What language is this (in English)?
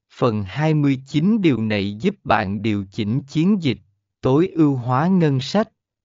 Vietnamese